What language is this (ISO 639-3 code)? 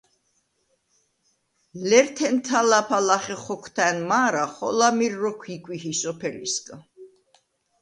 sva